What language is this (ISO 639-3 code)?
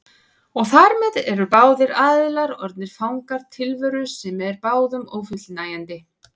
isl